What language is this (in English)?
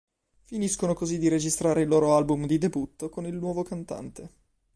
Italian